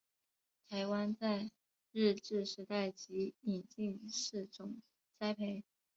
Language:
Chinese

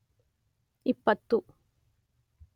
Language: Kannada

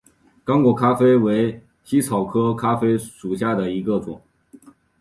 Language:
Chinese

